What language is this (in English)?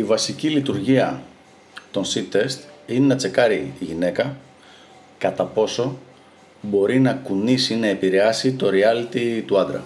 Greek